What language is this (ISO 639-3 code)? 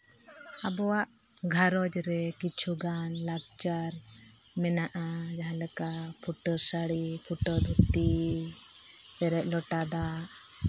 sat